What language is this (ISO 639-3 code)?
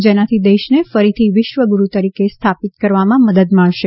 guj